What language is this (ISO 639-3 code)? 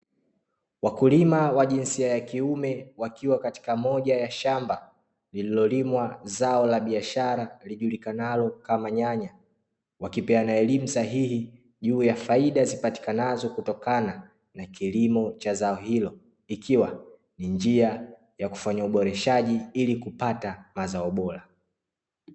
swa